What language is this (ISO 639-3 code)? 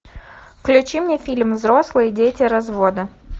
rus